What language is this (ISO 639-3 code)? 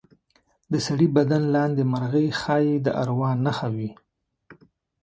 pus